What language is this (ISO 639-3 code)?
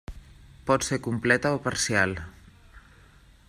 cat